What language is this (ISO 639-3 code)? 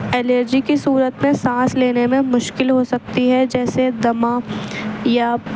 urd